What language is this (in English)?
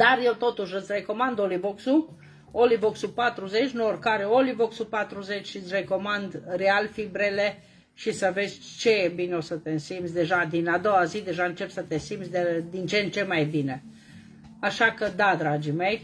Romanian